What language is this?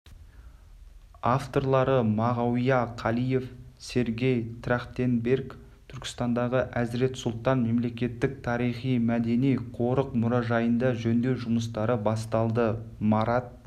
Kazakh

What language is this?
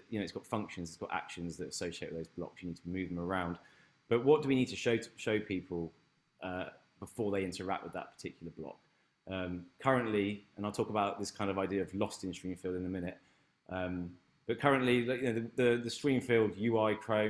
English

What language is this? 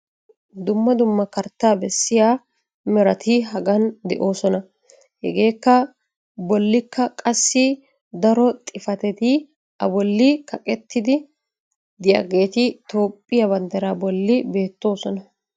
Wolaytta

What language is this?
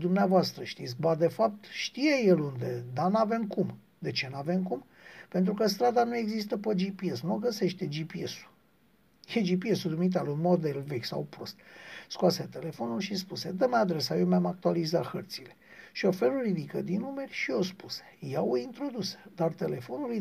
Romanian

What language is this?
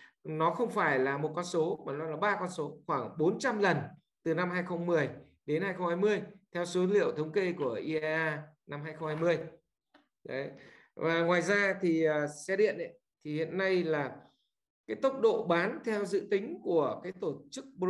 Vietnamese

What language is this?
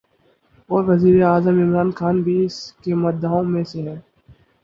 Urdu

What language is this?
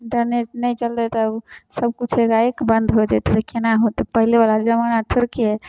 Maithili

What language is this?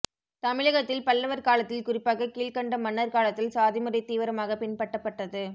Tamil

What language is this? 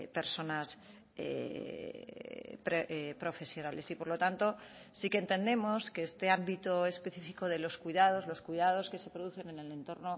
Spanish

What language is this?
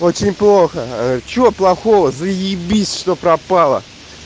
Russian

